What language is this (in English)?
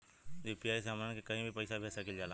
Bhojpuri